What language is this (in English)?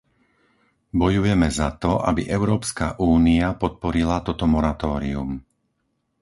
Slovak